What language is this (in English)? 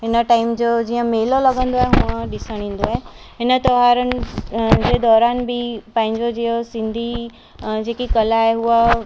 Sindhi